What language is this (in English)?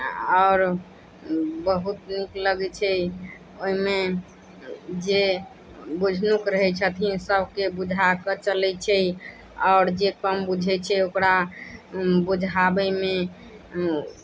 Maithili